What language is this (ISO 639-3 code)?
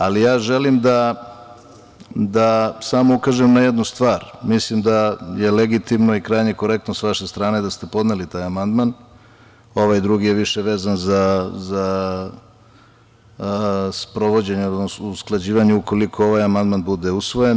srp